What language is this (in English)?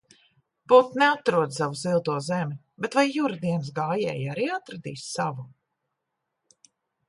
Latvian